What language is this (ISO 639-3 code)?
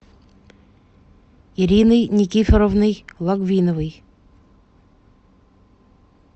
rus